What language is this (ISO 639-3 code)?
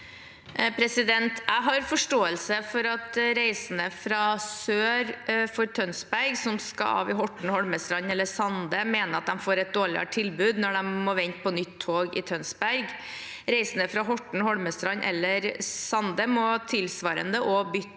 nor